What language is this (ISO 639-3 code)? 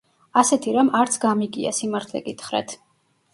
kat